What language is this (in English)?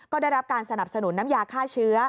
Thai